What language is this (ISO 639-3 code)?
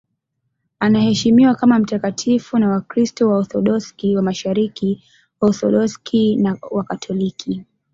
swa